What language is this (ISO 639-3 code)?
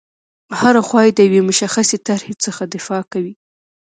pus